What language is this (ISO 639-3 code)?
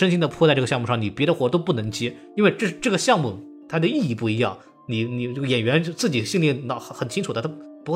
zho